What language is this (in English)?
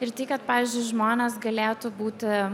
Lithuanian